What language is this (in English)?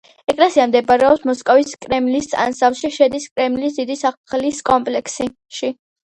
Georgian